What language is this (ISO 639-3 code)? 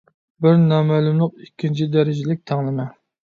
uig